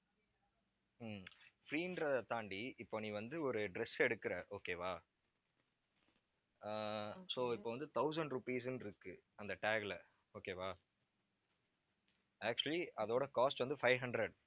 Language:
Tamil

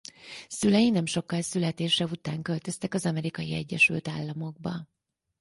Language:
Hungarian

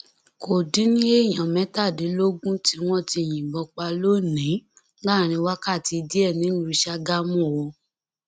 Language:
Yoruba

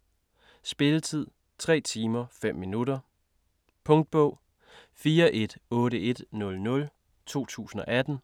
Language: Danish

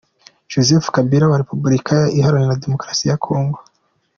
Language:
Kinyarwanda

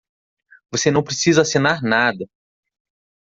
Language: Portuguese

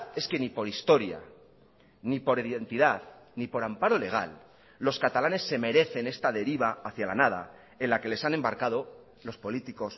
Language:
Spanish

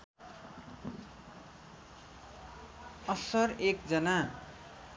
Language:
Nepali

